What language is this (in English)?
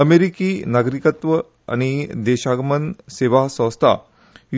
Konkani